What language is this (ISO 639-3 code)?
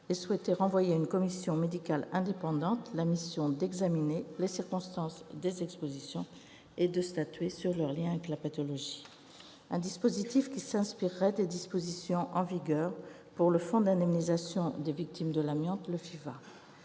fra